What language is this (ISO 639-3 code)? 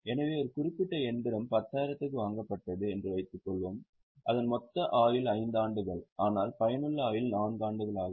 tam